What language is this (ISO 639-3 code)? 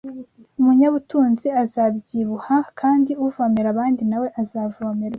kin